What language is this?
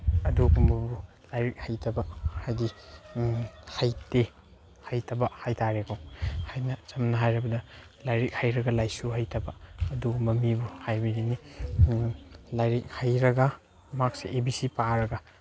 Manipuri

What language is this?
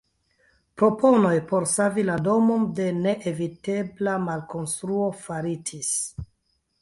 Esperanto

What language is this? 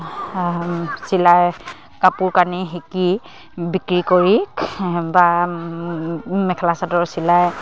Assamese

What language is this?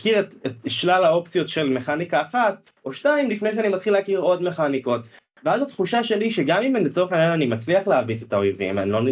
Hebrew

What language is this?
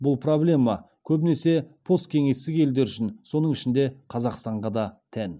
Kazakh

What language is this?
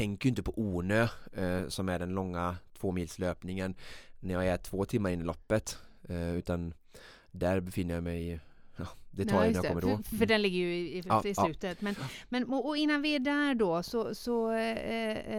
Swedish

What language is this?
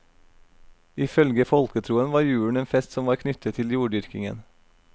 Norwegian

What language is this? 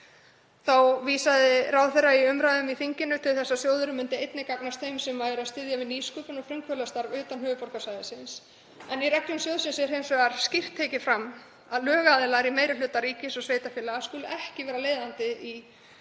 Icelandic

